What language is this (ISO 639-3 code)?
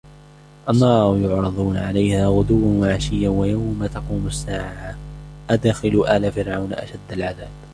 ara